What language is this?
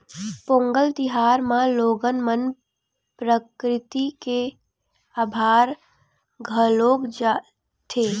Chhattisgarhi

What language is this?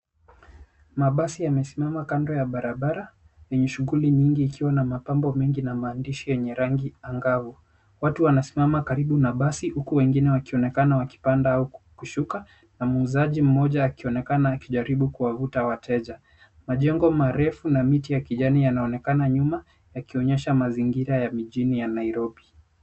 Swahili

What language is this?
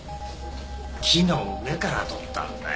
Japanese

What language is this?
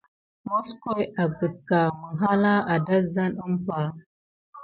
Gidar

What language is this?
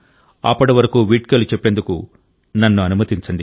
Telugu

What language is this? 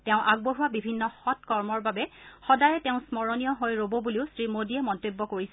Assamese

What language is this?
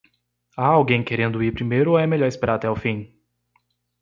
Portuguese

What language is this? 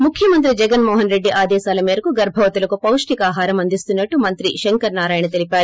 Telugu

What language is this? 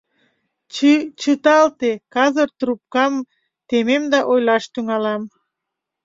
Mari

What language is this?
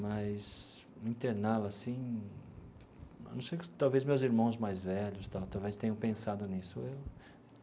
Portuguese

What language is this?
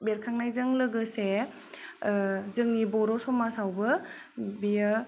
Bodo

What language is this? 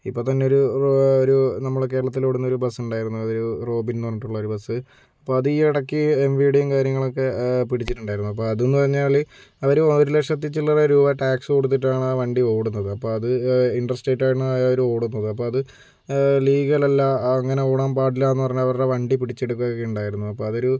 Malayalam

